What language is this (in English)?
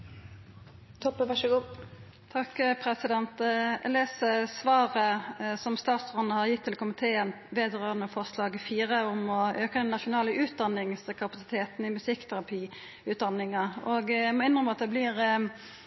Norwegian